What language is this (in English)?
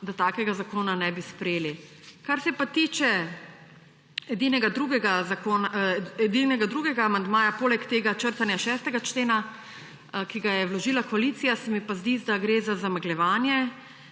Slovenian